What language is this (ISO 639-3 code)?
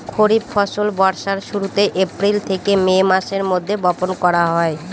ben